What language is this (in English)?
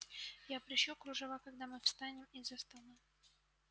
Russian